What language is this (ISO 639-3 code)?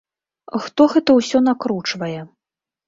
bel